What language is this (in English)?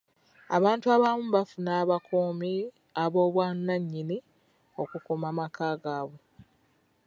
Ganda